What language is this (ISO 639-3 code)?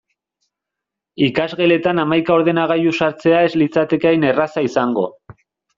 eus